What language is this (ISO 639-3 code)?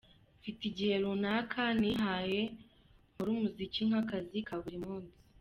kin